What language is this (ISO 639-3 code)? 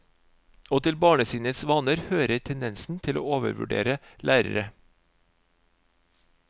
nor